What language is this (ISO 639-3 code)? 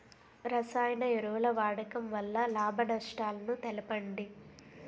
tel